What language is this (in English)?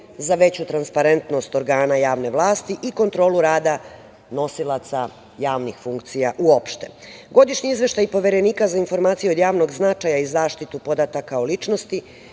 Serbian